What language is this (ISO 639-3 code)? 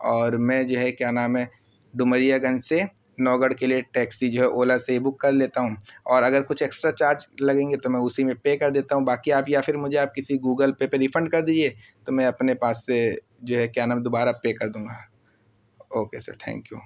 urd